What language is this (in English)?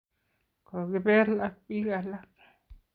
Kalenjin